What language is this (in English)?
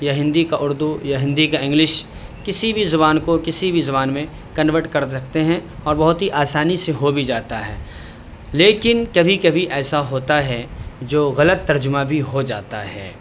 Urdu